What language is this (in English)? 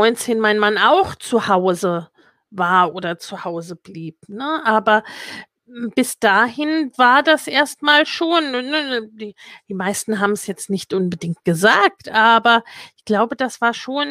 German